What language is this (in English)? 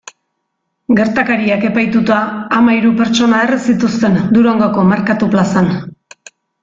Basque